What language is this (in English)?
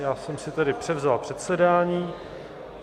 Czech